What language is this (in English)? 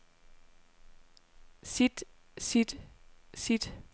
Danish